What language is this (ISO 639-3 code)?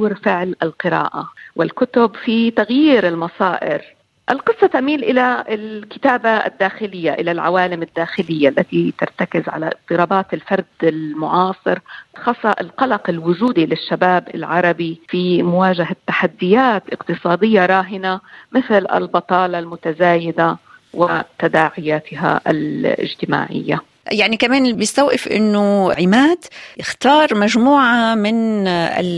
ara